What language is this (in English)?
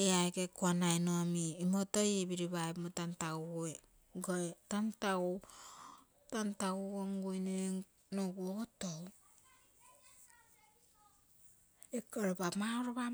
Terei